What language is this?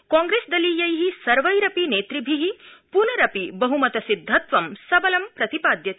Sanskrit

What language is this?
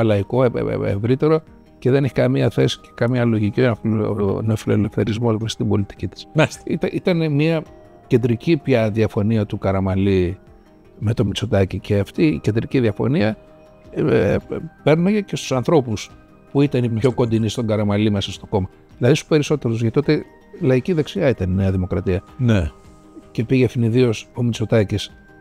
Greek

